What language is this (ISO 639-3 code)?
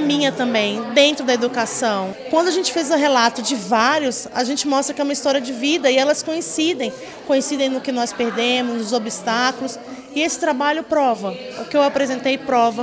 por